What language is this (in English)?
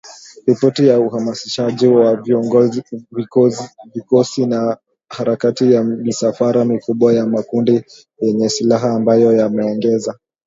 Swahili